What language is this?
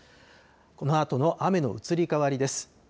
Japanese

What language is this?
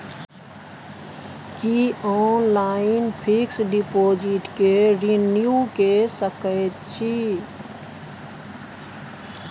Maithili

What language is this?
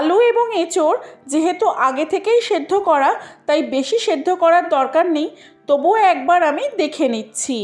Bangla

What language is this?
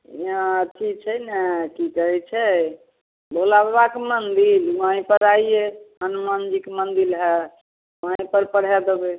Maithili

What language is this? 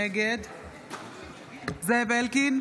Hebrew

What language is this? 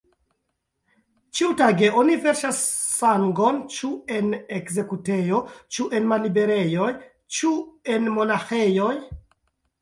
Esperanto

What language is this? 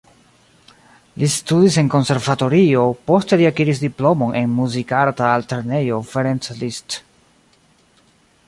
Esperanto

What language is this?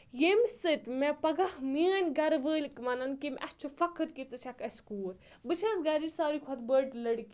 Kashmiri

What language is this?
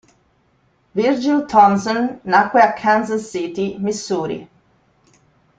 Italian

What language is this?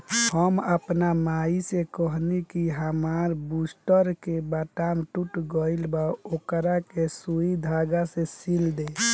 Bhojpuri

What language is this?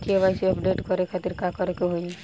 Bhojpuri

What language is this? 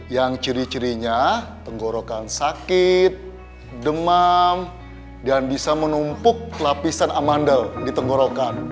Indonesian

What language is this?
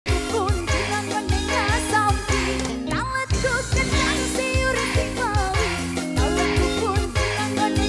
Indonesian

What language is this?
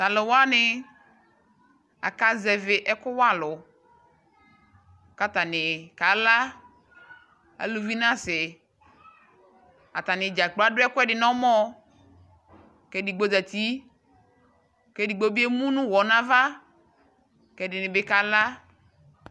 Ikposo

